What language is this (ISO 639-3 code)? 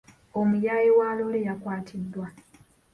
lug